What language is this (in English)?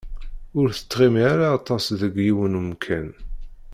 Kabyle